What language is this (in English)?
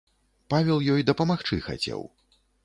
Belarusian